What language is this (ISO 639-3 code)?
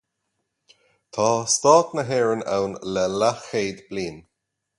gle